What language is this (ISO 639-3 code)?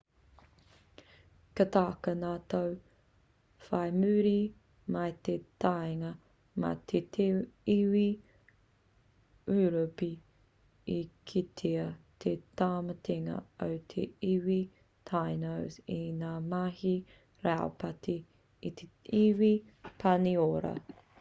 mri